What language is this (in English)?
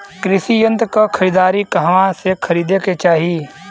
Bhojpuri